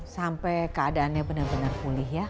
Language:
Indonesian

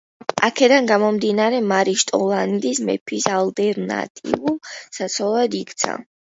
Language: Georgian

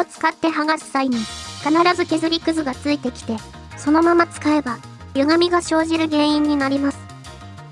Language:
Japanese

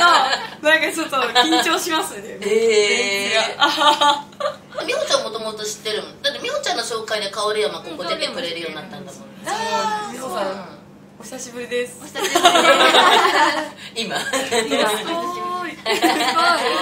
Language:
Japanese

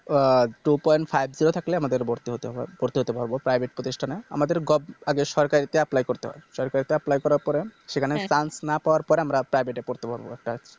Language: Bangla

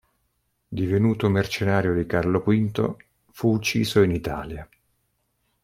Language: Italian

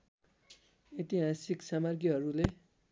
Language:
Nepali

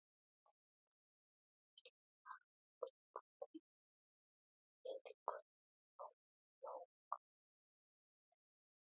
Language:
Icelandic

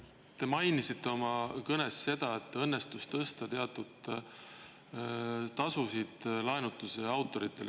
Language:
Estonian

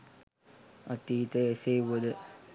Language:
Sinhala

